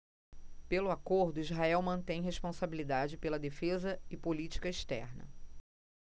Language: Portuguese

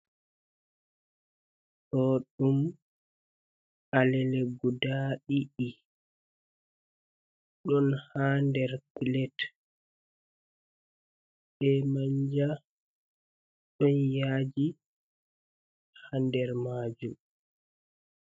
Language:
Fula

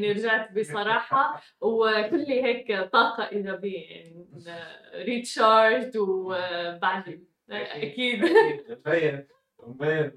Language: Arabic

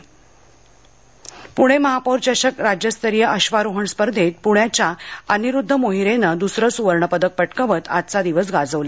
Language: Marathi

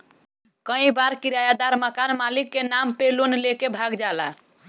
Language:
Bhojpuri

